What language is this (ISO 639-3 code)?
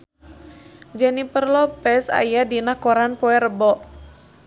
sun